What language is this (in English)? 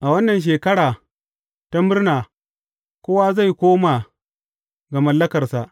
Hausa